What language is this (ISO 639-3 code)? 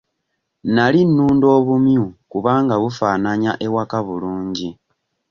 lug